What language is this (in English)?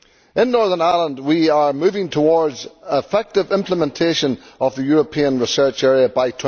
English